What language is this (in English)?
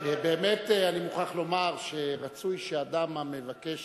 Hebrew